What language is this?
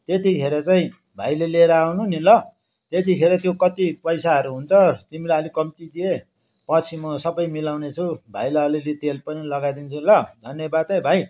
Nepali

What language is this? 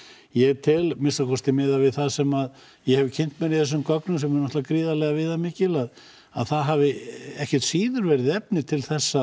Icelandic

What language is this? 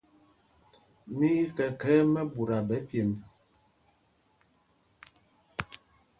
Mpumpong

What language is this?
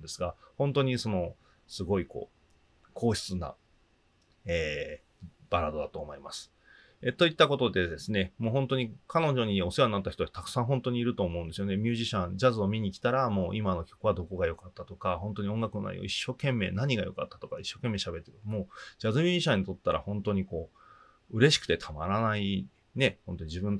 Japanese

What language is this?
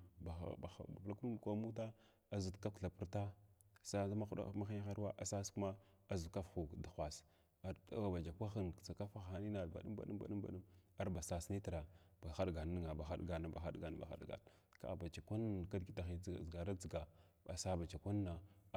Glavda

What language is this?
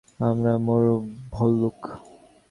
Bangla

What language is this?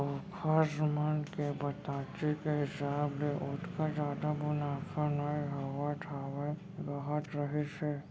Chhattisgarhi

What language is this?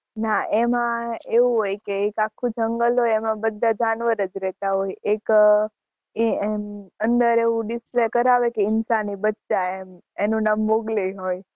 Gujarati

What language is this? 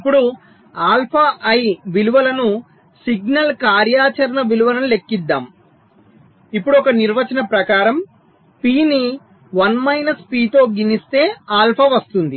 Telugu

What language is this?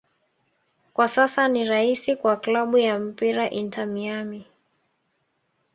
Swahili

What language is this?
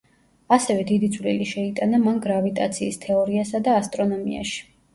Georgian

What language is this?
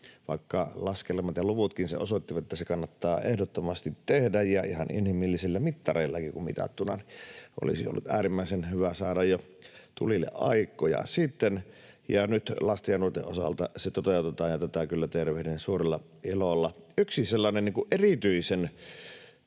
Finnish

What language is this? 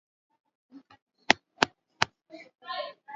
Swahili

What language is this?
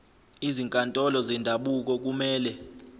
Zulu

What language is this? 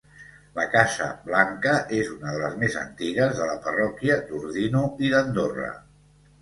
Catalan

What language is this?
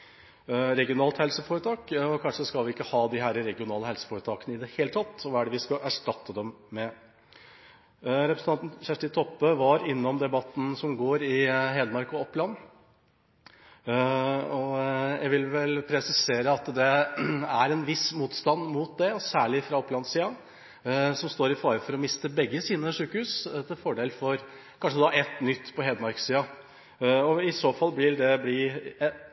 Norwegian Bokmål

